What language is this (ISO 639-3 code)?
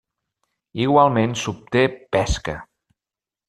cat